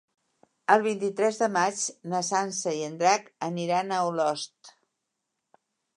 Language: Catalan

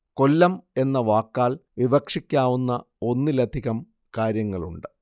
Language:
Malayalam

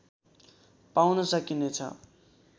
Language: Nepali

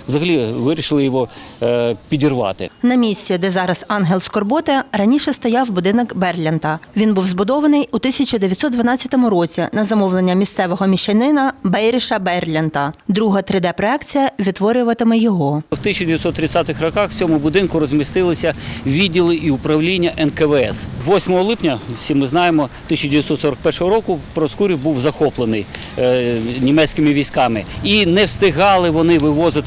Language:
Ukrainian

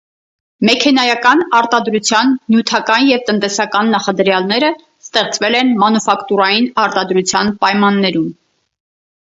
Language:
Armenian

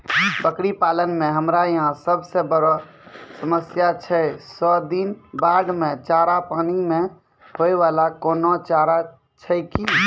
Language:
Maithili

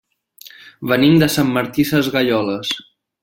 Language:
Catalan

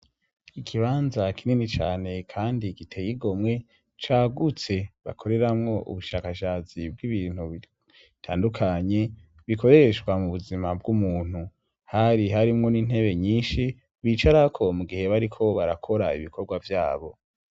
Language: Rundi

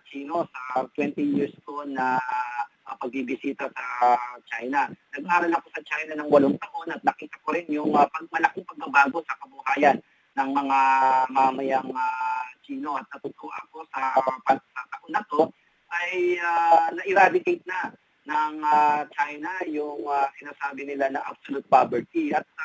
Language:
Filipino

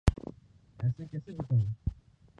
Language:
Urdu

